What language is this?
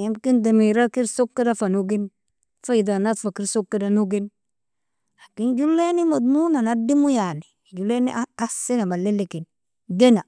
Nobiin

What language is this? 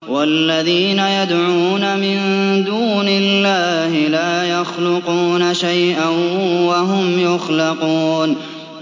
Arabic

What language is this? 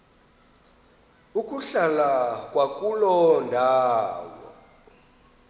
Xhosa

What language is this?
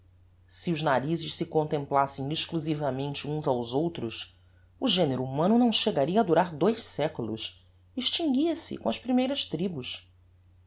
Portuguese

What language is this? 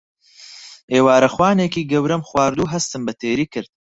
Central Kurdish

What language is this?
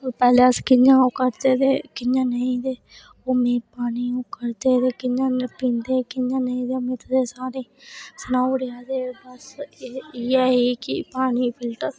Dogri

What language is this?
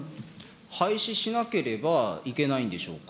Japanese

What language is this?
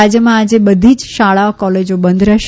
Gujarati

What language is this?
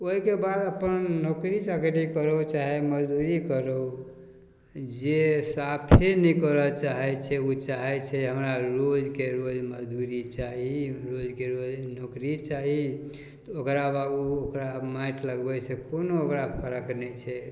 Maithili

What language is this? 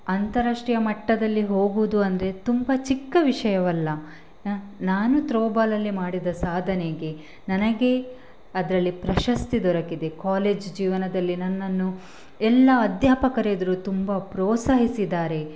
Kannada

